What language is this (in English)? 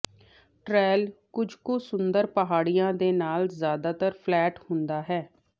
Punjabi